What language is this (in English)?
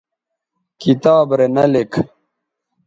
Bateri